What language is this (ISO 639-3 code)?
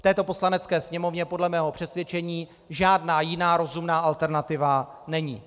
ces